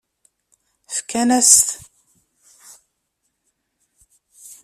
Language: Kabyle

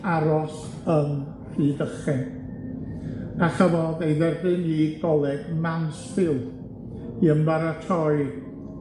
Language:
Welsh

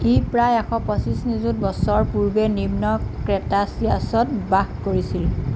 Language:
Assamese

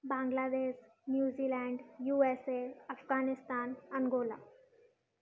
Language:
Sindhi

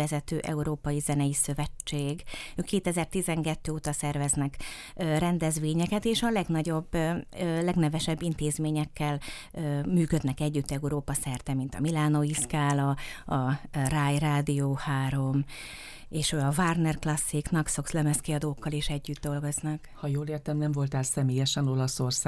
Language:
Hungarian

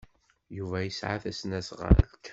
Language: Kabyle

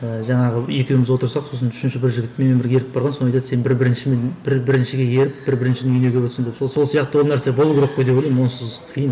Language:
Kazakh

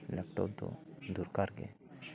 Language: Santali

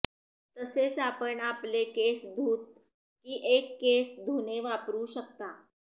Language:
Marathi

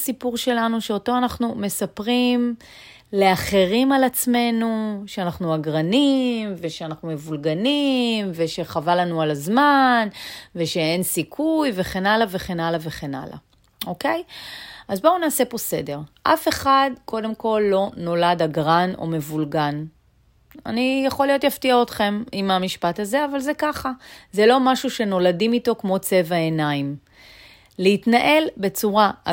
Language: Hebrew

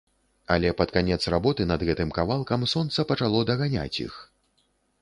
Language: Belarusian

